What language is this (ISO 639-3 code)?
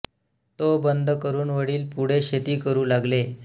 mar